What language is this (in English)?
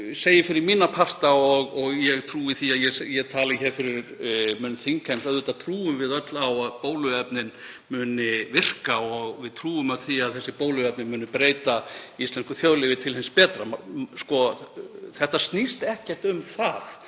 Icelandic